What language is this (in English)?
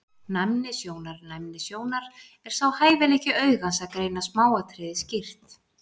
Icelandic